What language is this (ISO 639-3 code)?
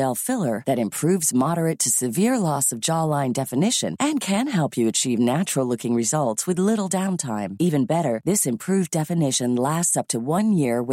swe